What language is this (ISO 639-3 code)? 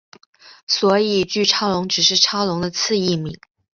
zho